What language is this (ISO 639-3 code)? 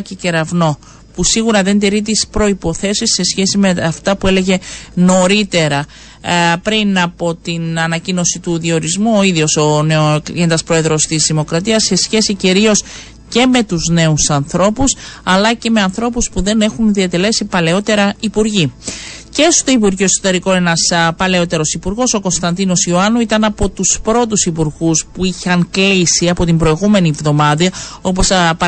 ell